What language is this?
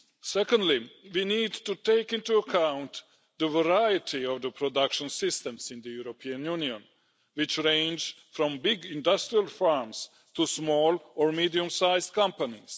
English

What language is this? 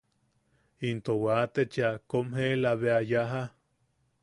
Yaqui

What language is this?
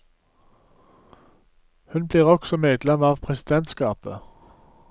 Norwegian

